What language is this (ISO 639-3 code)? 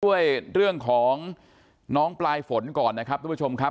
tha